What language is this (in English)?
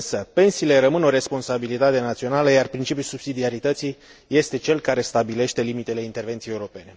Romanian